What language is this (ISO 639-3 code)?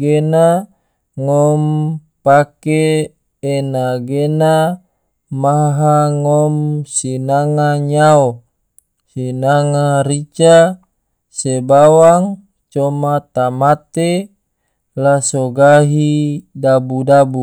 tvo